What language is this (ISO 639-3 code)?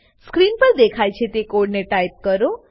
guj